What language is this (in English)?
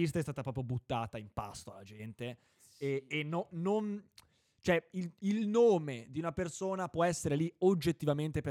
Italian